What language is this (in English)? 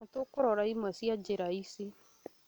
Kikuyu